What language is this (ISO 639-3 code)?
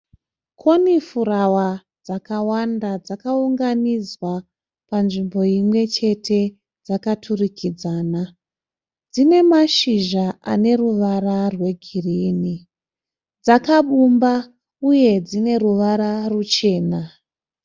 sna